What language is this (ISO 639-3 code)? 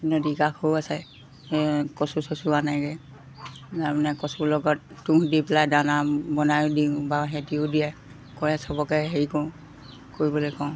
asm